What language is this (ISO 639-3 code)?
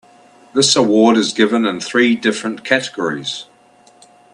eng